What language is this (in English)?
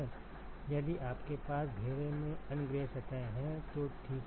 Hindi